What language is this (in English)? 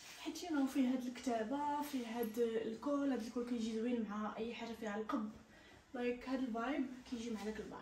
Arabic